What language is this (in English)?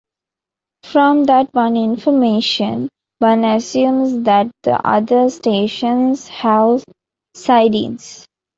English